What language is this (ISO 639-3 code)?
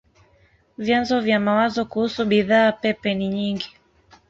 swa